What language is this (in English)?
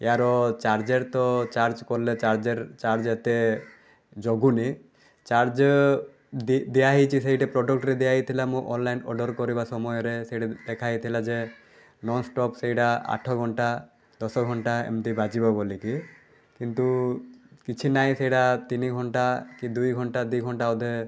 Odia